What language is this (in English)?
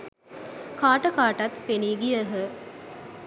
Sinhala